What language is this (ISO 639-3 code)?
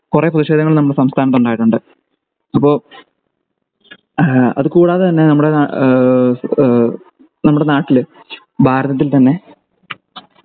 mal